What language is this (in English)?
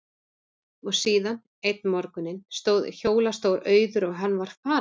Icelandic